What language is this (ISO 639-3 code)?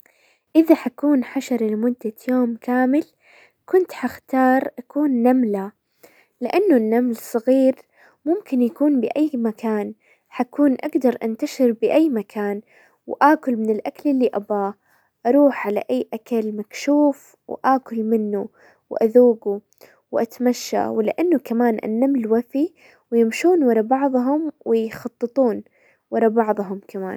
acw